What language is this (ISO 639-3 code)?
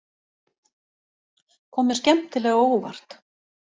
isl